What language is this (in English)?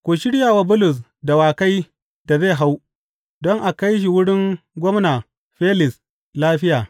Hausa